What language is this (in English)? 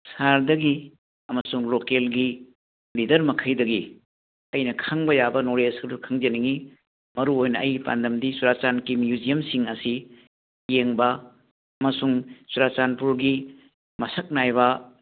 Manipuri